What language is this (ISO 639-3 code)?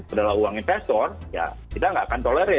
ind